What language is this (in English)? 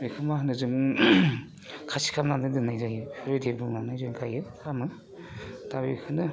Bodo